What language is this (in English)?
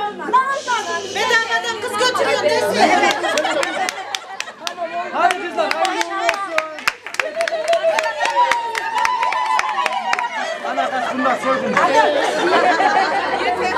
Turkish